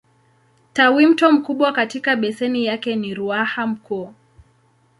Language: Swahili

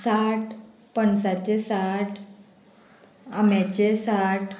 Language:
Konkani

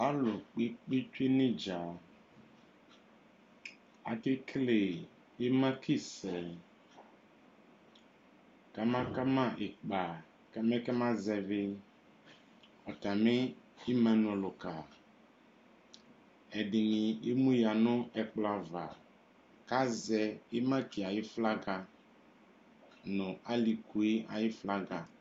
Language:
Ikposo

